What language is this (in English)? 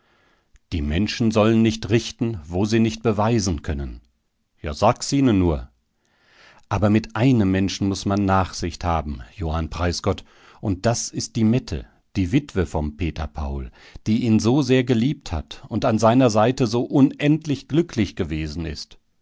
German